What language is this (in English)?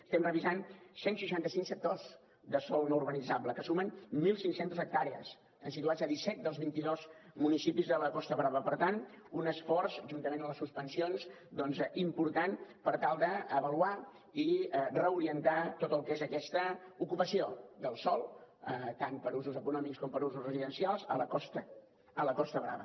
Catalan